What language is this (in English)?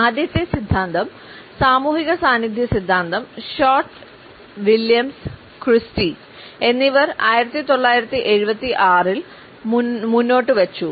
Malayalam